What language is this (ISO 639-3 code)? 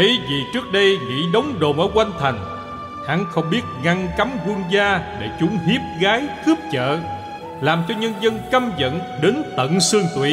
vie